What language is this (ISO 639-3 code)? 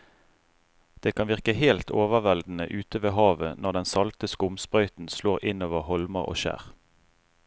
nor